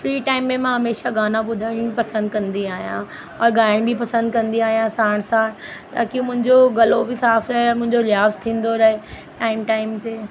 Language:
Sindhi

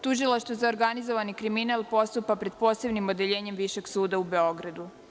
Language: Serbian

